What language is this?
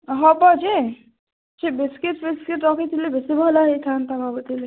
Odia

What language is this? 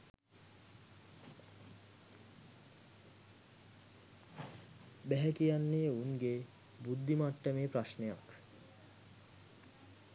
Sinhala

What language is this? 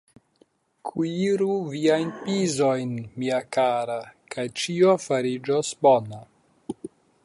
Esperanto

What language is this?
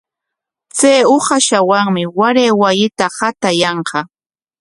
Corongo Ancash Quechua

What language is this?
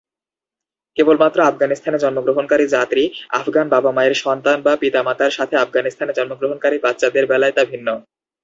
Bangla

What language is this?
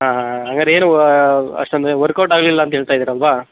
Kannada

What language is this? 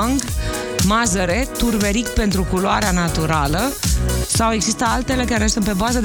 Romanian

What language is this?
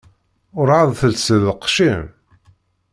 Kabyle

